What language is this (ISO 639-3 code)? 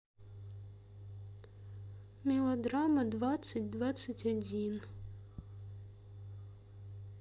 rus